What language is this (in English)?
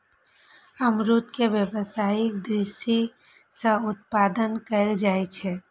Maithili